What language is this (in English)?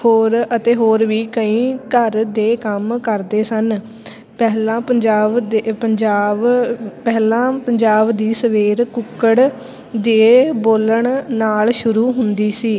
Punjabi